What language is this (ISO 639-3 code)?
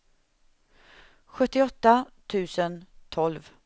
swe